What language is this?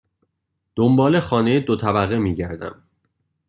Persian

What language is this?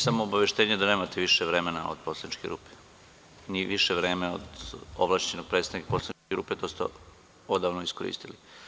Serbian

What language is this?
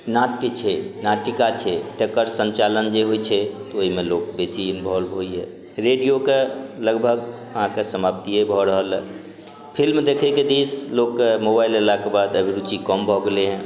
Maithili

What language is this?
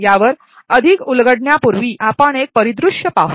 Marathi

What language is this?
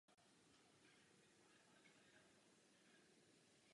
Czech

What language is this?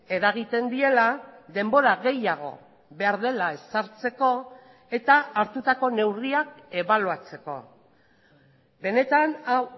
Basque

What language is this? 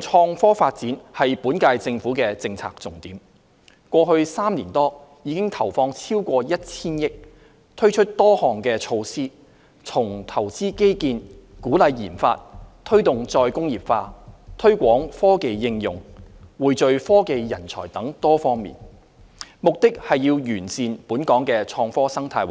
Cantonese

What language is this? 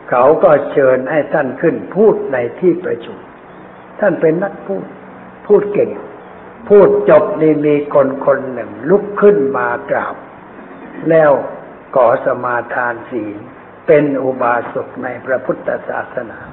Thai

